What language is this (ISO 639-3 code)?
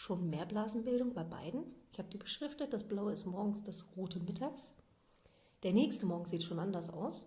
deu